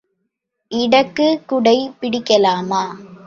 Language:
Tamil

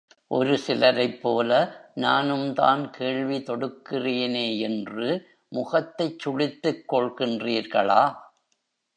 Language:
Tamil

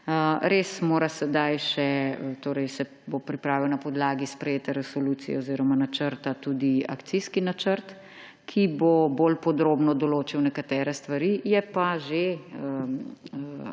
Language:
Slovenian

